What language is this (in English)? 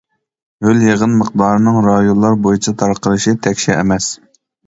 Uyghur